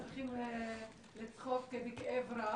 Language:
Hebrew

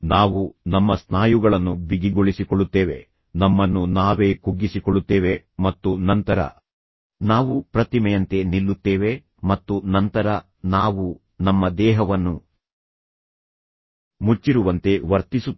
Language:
Kannada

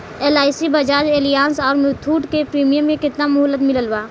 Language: Bhojpuri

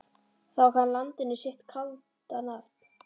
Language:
Icelandic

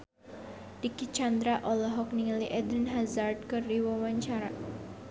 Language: Sundanese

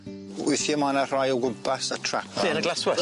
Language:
Welsh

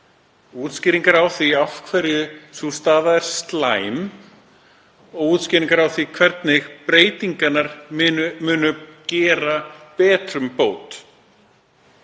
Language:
Icelandic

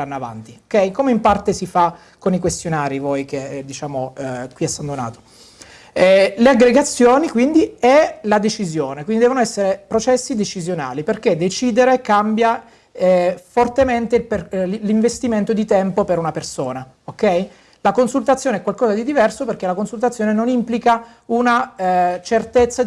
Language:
Italian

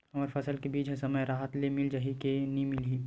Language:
Chhattisgarhi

